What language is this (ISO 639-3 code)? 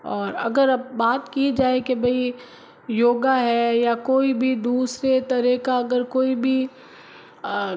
hin